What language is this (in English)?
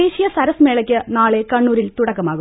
Malayalam